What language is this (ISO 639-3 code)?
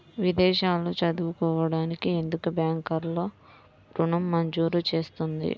tel